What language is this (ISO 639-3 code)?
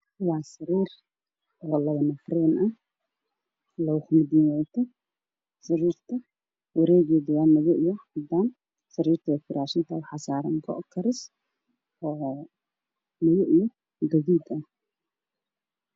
som